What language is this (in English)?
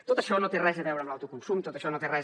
Catalan